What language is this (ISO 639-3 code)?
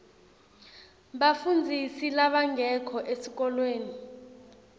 ssw